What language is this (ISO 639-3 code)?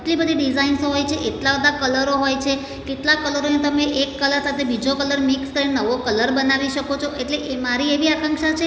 guj